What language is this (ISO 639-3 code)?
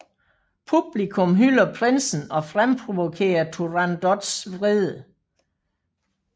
dan